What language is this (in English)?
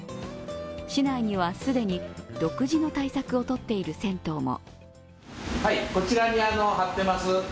Japanese